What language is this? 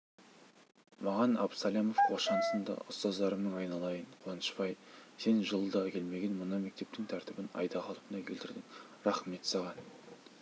Kazakh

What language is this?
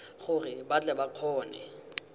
Tswana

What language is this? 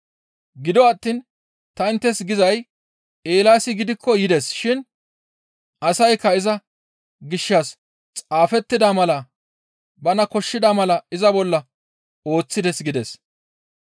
Gamo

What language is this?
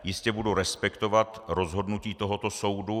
Czech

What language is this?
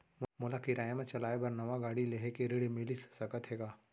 Chhattisgarhi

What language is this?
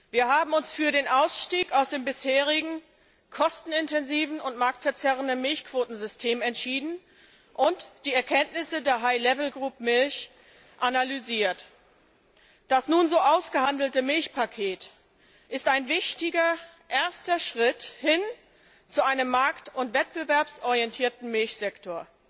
German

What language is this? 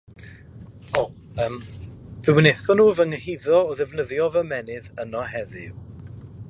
Welsh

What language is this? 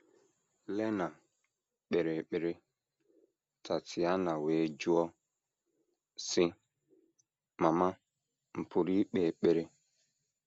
Igbo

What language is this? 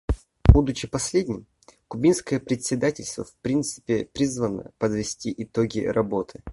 Russian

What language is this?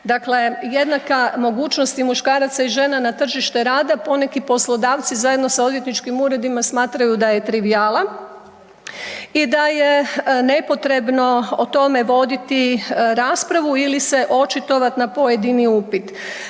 Croatian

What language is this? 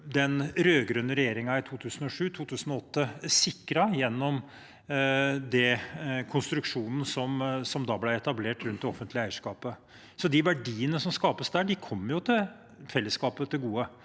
Norwegian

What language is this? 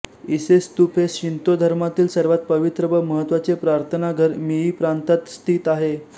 Marathi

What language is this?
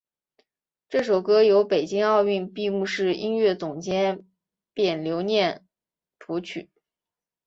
Chinese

